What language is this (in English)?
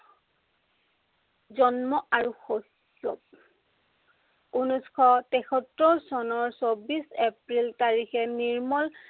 Assamese